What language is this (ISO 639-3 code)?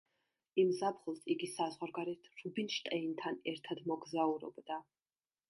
kat